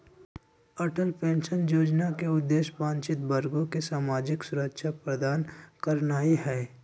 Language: Magahi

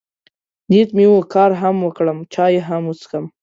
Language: Pashto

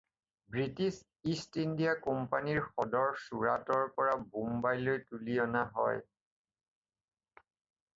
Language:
Assamese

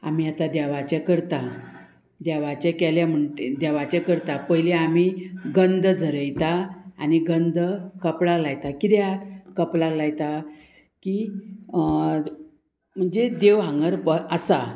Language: Konkani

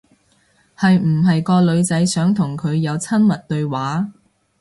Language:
Cantonese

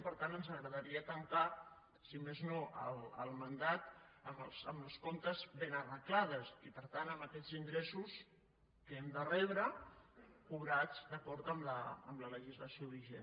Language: Catalan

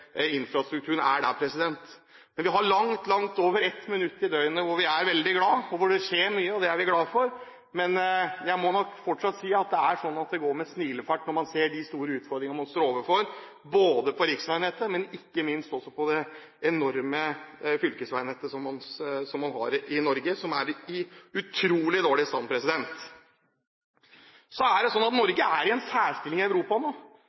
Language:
Norwegian Bokmål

